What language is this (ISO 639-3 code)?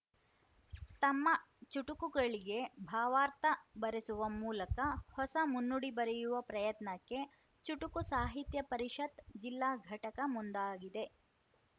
kan